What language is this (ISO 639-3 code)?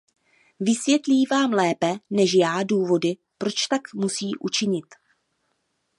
ces